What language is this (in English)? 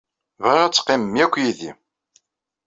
Kabyle